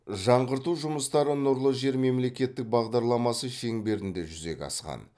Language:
Kazakh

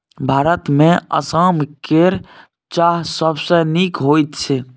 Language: Maithili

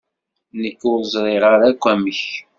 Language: Kabyle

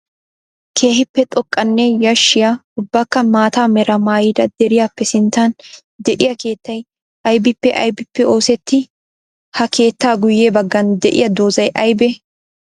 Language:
Wolaytta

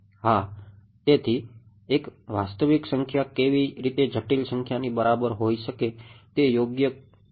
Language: Gujarati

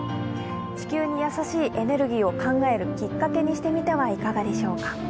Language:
Japanese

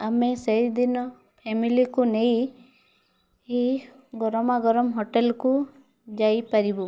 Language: Odia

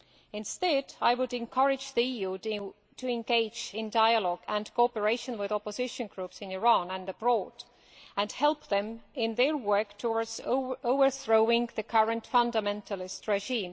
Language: English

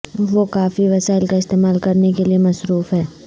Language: Urdu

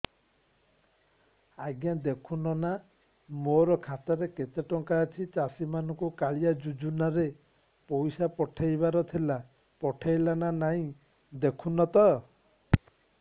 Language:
Odia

